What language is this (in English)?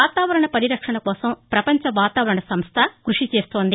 Telugu